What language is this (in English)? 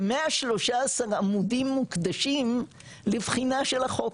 Hebrew